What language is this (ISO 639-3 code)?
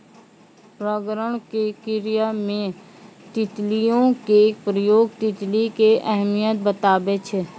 mai